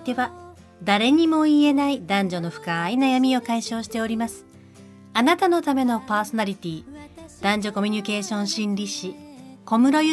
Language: Japanese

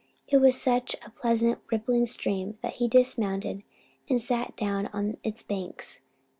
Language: English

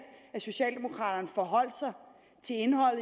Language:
Danish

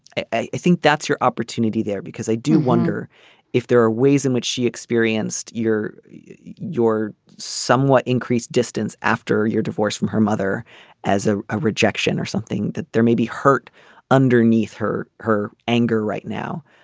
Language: English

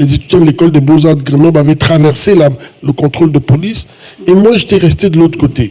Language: French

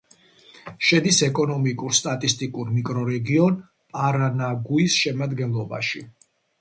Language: Georgian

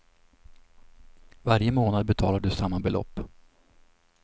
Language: Swedish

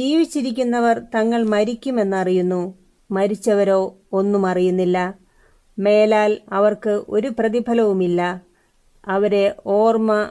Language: Malayalam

